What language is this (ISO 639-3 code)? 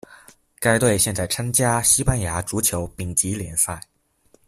zho